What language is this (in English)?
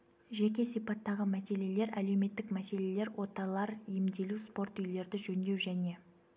Kazakh